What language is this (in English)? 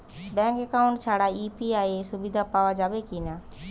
Bangla